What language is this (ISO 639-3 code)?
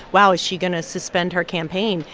eng